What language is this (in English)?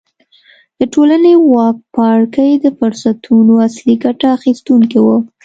Pashto